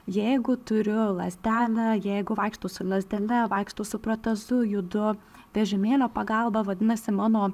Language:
Lithuanian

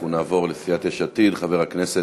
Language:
Hebrew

